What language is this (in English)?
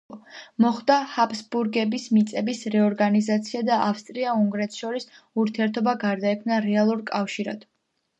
Georgian